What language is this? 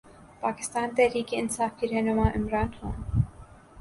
Urdu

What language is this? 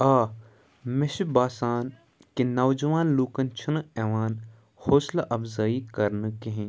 Kashmiri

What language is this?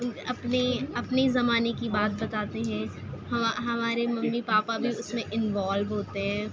Urdu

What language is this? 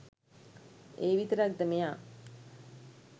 Sinhala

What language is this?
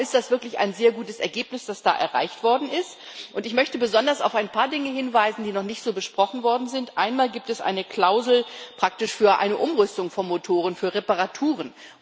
German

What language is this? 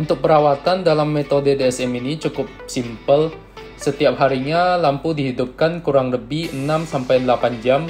Indonesian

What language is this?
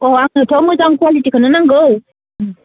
Bodo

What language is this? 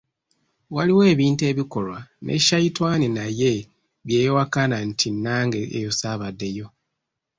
Ganda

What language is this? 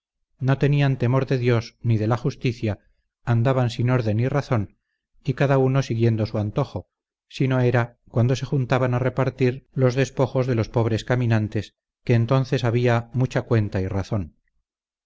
Spanish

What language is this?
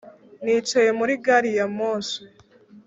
Kinyarwanda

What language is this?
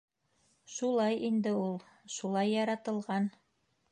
Bashkir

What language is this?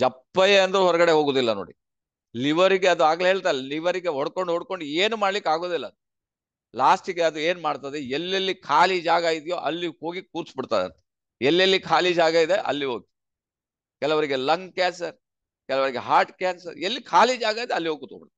Kannada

